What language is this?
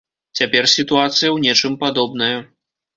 Belarusian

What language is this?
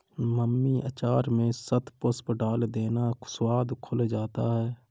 Hindi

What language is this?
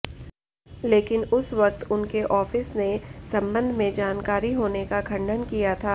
Hindi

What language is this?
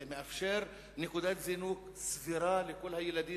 Hebrew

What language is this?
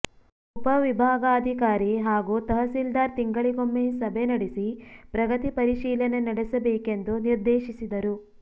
Kannada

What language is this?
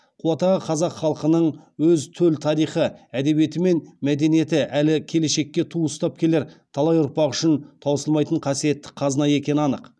Kazakh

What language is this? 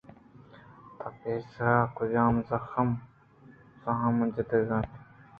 Eastern Balochi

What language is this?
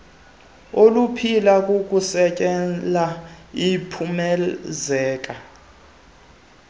Xhosa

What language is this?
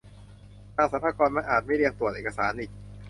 Thai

